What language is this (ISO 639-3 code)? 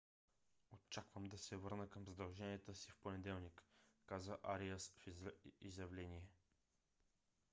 bul